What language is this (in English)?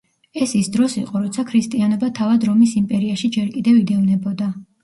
Georgian